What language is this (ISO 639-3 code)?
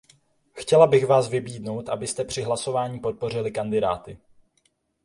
ces